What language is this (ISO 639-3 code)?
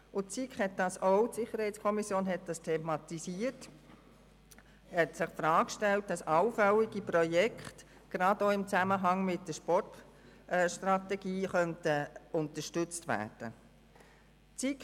gsw